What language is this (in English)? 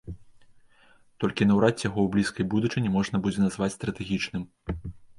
Belarusian